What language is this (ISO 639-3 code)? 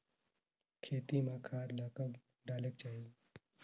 hne